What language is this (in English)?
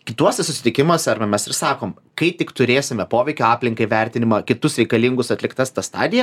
Lithuanian